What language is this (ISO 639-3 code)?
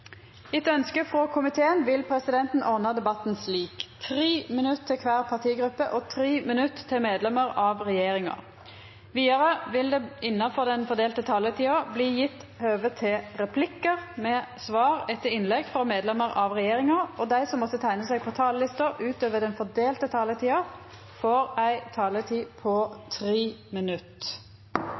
nno